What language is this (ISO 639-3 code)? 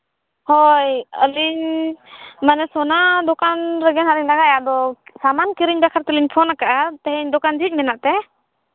sat